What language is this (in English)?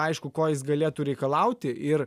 Lithuanian